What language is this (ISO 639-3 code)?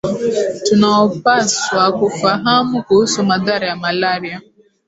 swa